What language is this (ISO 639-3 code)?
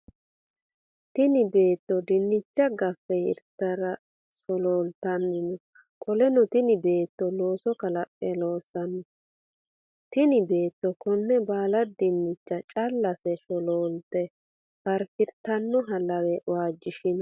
sid